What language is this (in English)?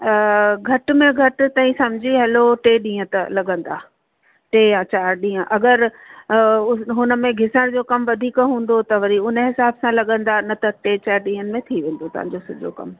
Sindhi